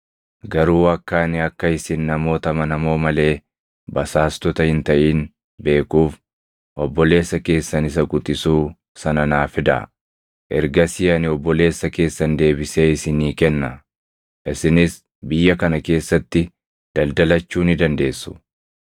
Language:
Oromo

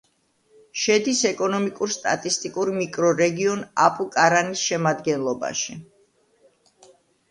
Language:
Georgian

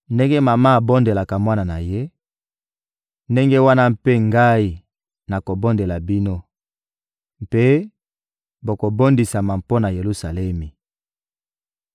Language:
Lingala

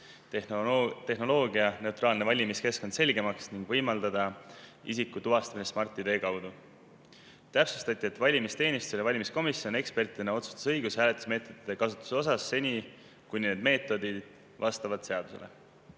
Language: Estonian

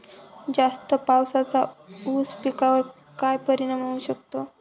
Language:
Marathi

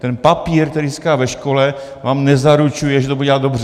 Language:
Czech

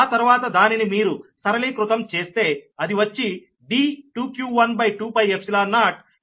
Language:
Telugu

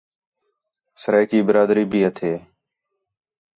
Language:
Khetrani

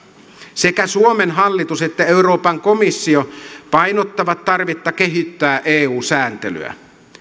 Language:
Finnish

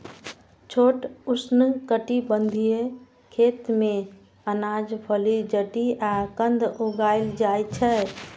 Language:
Maithili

